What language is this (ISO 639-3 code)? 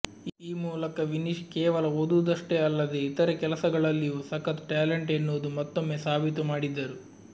kan